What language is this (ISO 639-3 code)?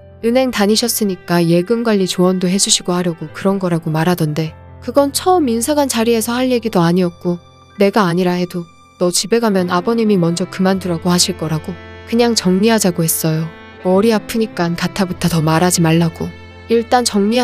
kor